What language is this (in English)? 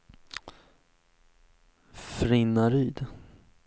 Swedish